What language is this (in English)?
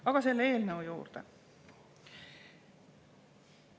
Estonian